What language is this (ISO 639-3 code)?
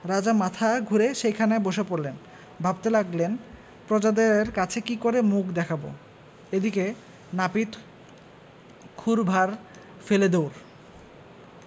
ben